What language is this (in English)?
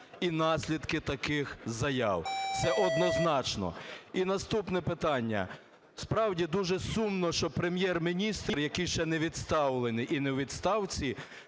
Ukrainian